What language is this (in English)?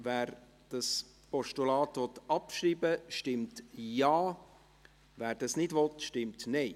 Swiss German